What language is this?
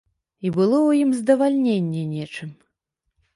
Belarusian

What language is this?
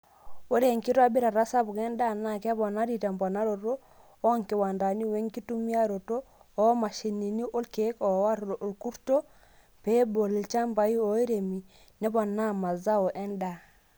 Masai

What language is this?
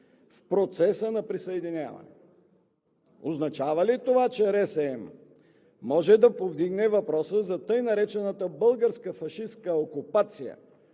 Bulgarian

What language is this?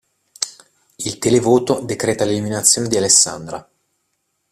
Italian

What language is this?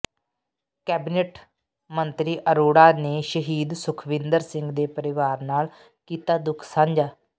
Punjabi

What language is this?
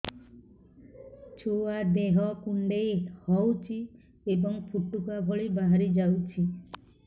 Odia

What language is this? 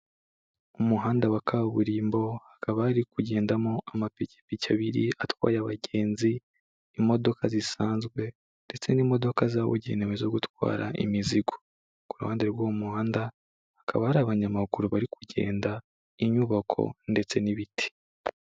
Kinyarwanda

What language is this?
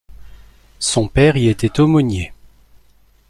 French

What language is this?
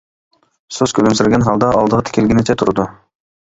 Uyghur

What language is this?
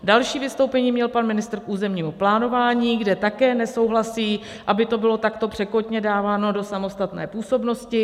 Czech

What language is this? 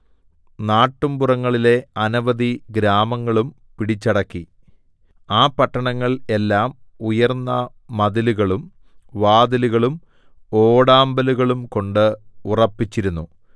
Malayalam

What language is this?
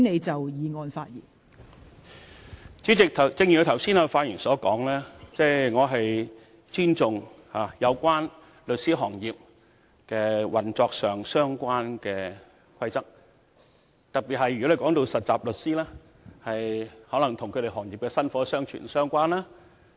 Cantonese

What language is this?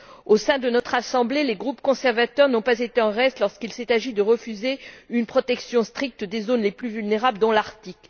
French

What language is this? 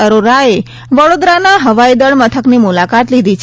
Gujarati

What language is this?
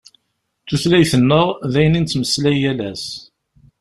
Kabyle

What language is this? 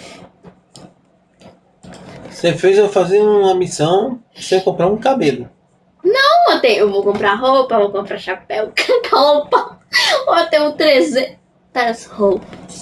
Portuguese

